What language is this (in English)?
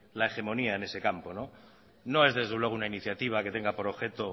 Spanish